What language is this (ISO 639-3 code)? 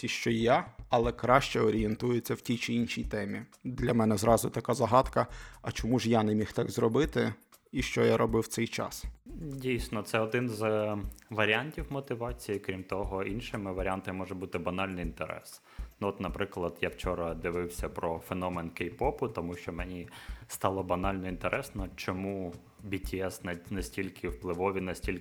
ukr